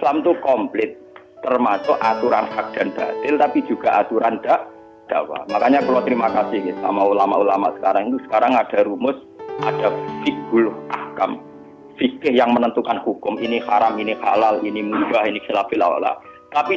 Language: Indonesian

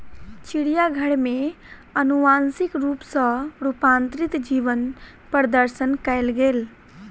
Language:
Maithili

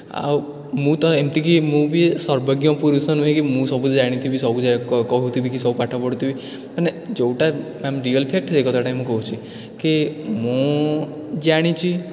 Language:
Odia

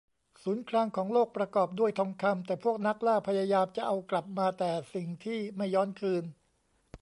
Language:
Thai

